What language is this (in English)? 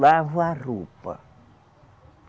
Portuguese